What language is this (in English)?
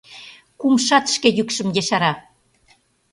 Mari